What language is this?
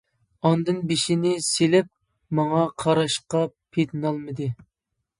Uyghur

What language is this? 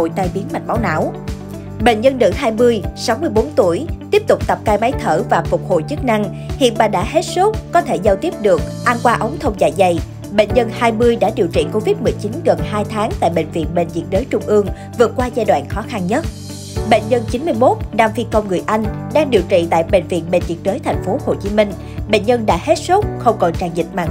Vietnamese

